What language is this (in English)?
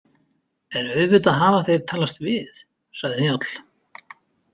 Icelandic